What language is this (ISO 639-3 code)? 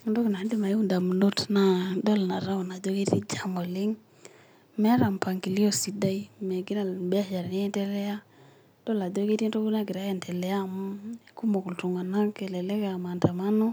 mas